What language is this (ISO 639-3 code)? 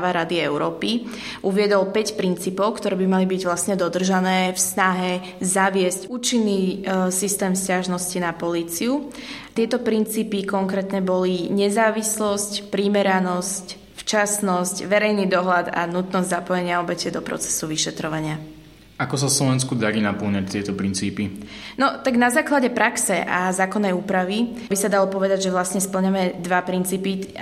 slk